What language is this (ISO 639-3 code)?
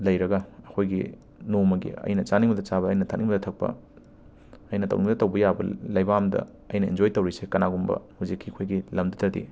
mni